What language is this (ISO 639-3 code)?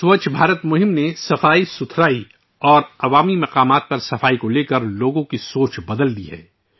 urd